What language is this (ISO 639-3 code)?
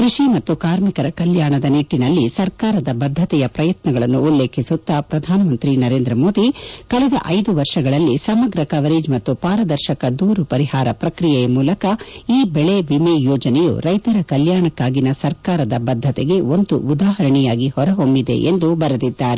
kan